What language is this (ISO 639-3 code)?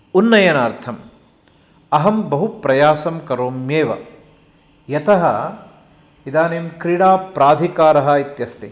san